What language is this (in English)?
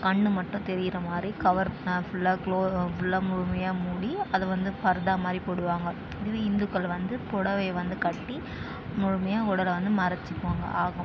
Tamil